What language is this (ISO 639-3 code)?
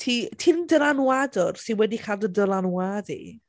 cym